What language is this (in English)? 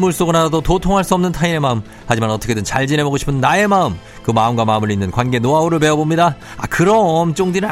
Korean